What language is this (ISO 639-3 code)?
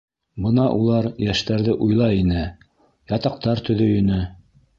bak